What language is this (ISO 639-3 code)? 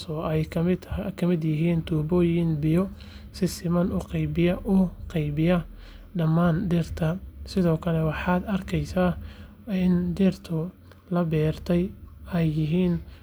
som